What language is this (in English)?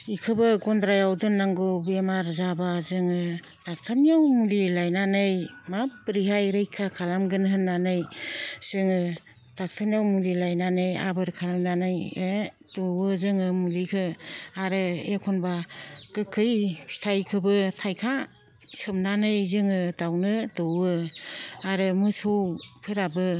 Bodo